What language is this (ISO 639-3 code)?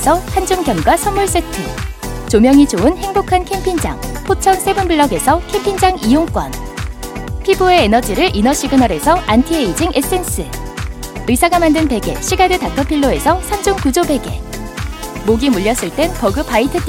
kor